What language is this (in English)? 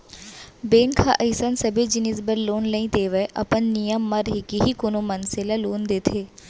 Chhattisgarhi